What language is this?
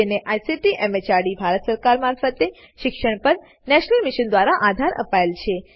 Gujarati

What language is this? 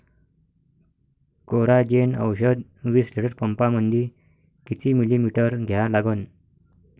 Marathi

